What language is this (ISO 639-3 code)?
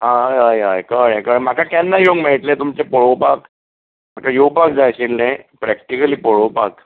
kok